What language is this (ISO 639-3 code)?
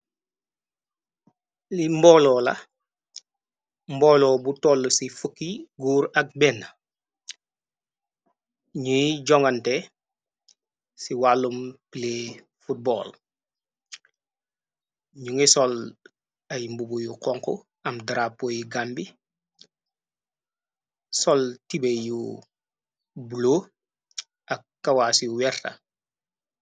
wol